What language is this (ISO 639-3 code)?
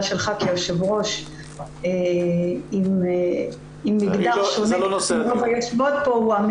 heb